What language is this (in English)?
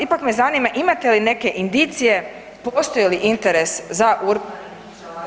Croatian